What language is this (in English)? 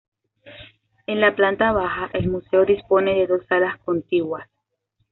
Spanish